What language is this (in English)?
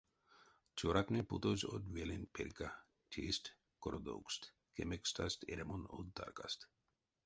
Erzya